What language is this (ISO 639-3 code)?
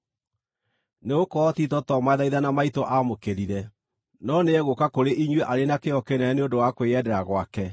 kik